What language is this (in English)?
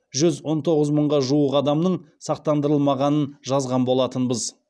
Kazakh